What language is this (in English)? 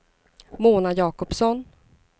Swedish